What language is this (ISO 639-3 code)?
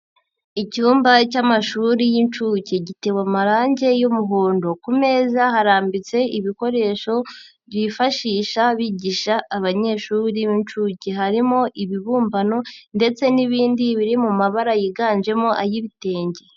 kin